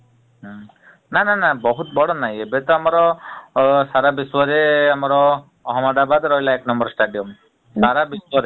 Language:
Odia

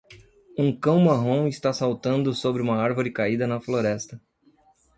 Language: Portuguese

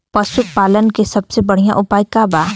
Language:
Bhojpuri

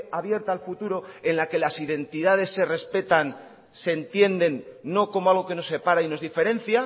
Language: Spanish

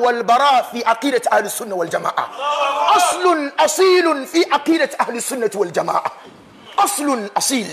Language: Arabic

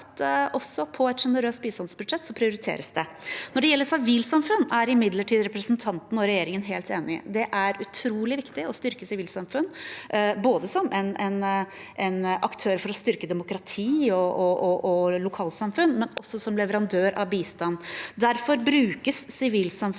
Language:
Norwegian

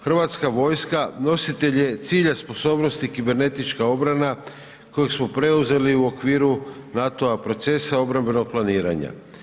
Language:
Croatian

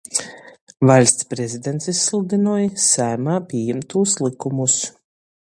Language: Latgalian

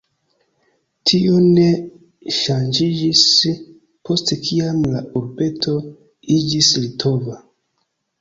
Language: Esperanto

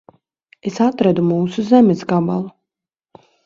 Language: Latvian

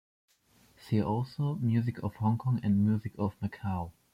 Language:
English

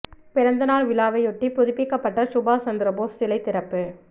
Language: Tamil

